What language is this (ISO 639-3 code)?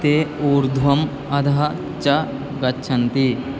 san